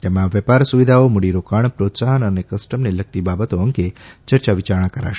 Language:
Gujarati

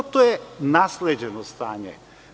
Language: Serbian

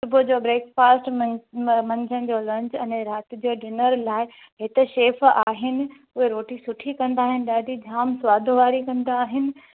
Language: Sindhi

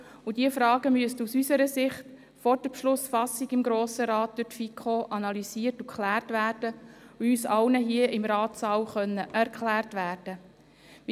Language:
Swiss German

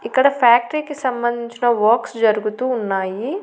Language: Telugu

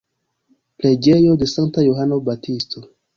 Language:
Esperanto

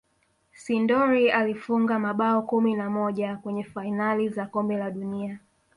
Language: Swahili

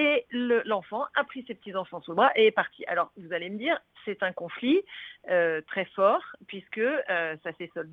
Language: French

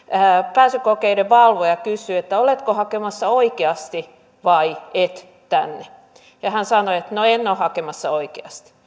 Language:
Finnish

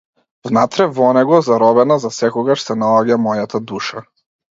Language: Macedonian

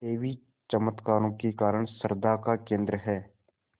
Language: Hindi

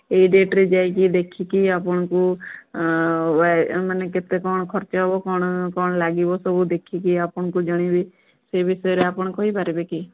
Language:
Odia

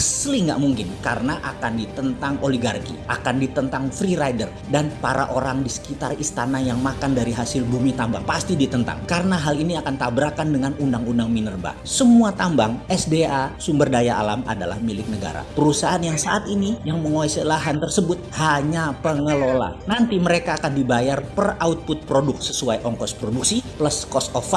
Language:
Indonesian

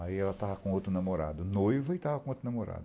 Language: Portuguese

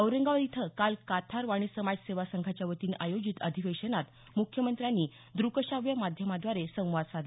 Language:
Marathi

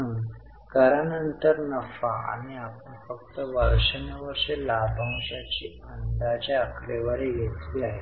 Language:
Marathi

